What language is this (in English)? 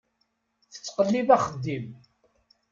Kabyle